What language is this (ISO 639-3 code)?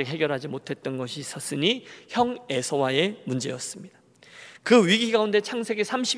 kor